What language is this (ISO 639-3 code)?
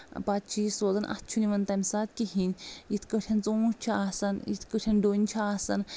kas